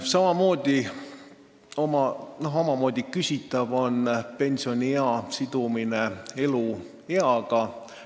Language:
Estonian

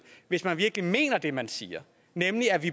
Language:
Danish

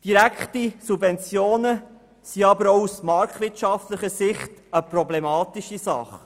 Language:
Swiss German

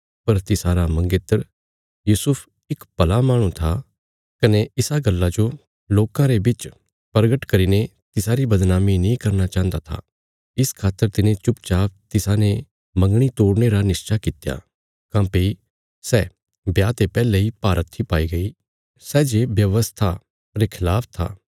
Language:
Bilaspuri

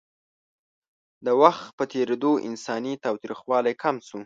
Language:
Pashto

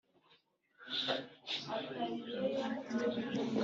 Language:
Kinyarwanda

